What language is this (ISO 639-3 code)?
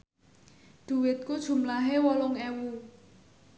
jav